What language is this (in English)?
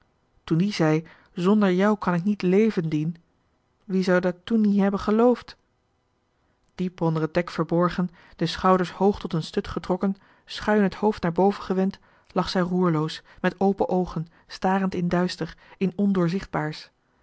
Dutch